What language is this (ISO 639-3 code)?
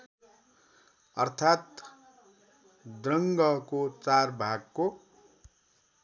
nep